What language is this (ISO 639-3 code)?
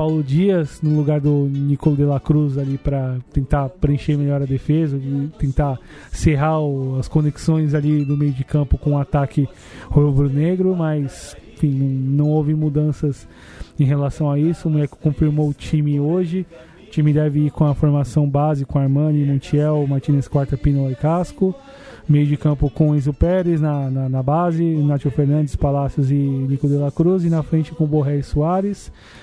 por